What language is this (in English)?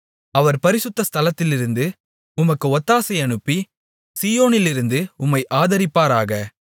Tamil